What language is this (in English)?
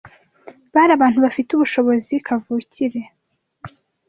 Kinyarwanda